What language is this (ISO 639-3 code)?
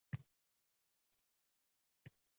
uzb